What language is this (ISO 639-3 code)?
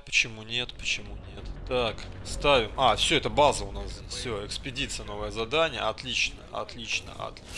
rus